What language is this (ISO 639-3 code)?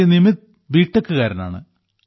mal